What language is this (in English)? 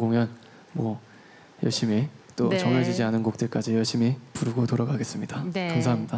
Korean